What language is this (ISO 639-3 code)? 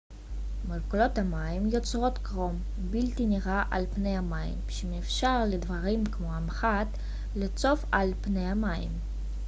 heb